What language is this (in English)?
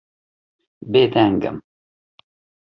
Kurdish